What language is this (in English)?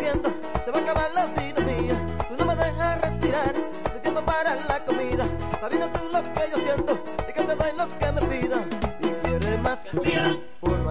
Spanish